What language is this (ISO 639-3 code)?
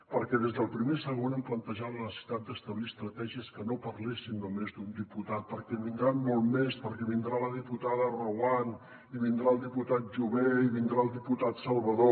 cat